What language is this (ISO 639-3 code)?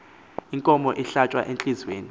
xho